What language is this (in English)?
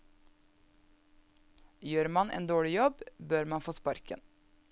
Norwegian